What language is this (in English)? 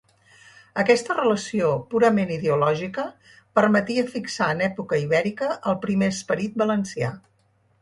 Catalan